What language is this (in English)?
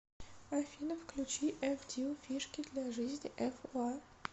Russian